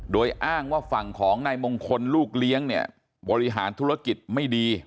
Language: Thai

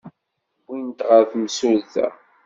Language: Kabyle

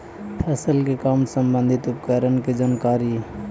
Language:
Magahi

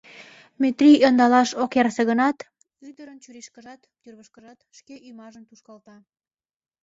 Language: Mari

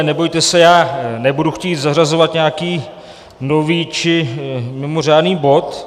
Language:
Czech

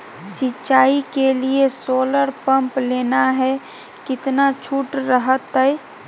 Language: Magahi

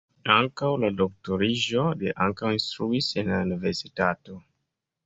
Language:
Esperanto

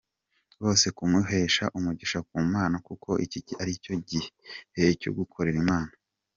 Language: Kinyarwanda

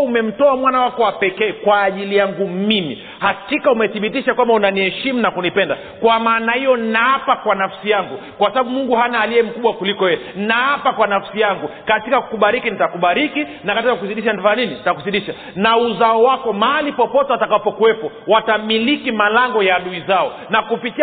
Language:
Swahili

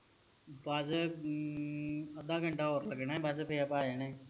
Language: Punjabi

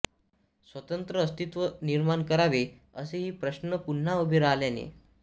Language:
Marathi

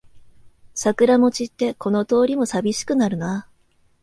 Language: Japanese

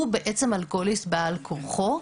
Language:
Hebrew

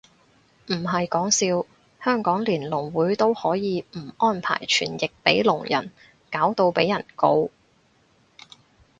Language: Cantonese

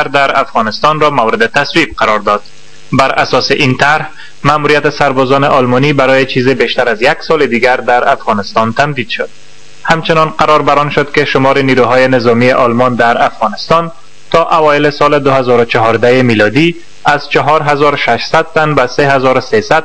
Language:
Persian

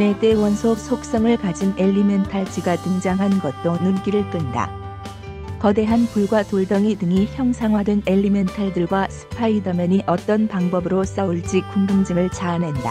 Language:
Korean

